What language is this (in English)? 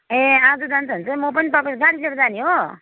Nepali